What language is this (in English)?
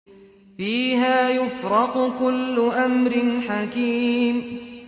Arabic